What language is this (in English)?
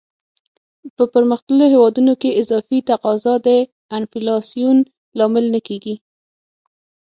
Pashto